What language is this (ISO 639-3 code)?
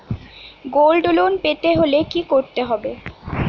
ben